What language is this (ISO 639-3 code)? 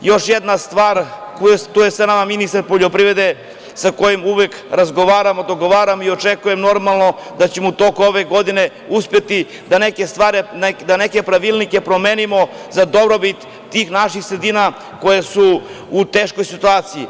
srp